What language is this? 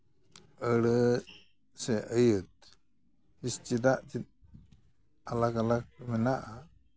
Santali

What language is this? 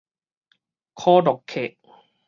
Min Nan Chinese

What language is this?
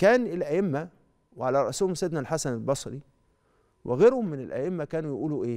Arabic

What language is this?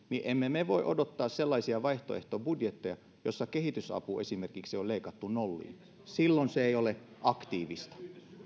Finnish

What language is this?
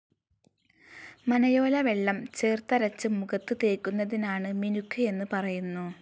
Malayalam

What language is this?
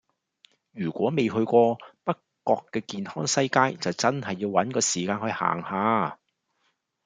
Cantonese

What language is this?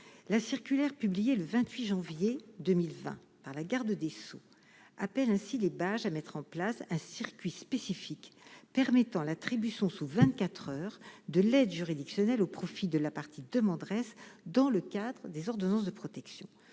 French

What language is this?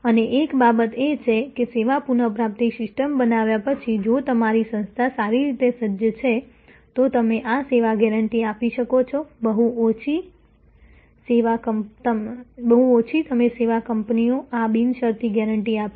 Gujarati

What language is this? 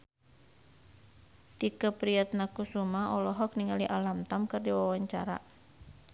Sundanese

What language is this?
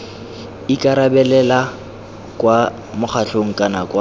Tswana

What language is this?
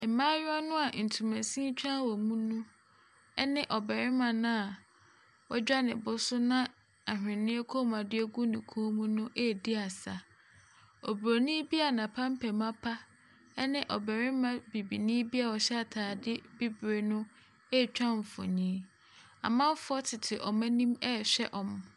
Akan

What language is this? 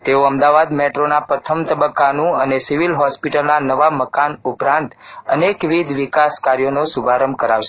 Gujarati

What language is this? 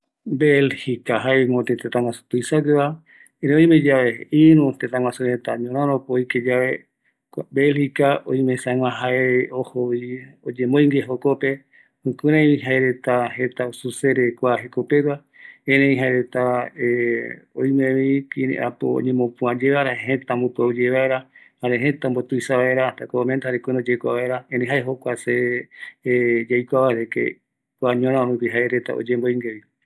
Eastern Bolivian Guaraní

